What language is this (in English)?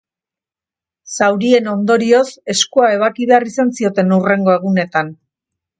Basque